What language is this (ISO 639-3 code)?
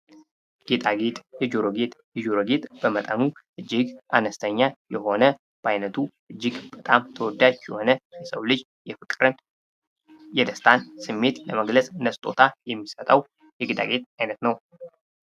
amh